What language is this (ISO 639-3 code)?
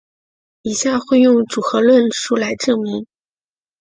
zho